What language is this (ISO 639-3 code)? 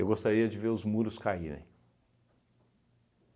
por